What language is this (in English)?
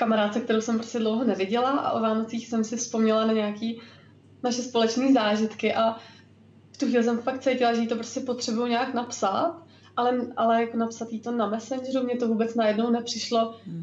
Czech